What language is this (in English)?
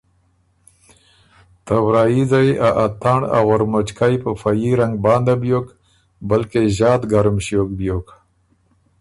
Ormuri